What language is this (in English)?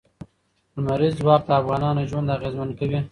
Pashto